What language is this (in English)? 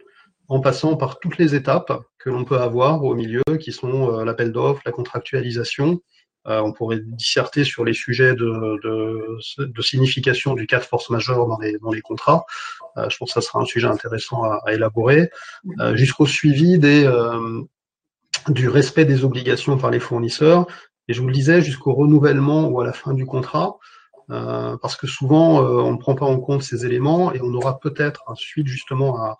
French